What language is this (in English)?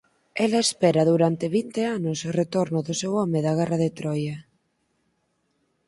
Galician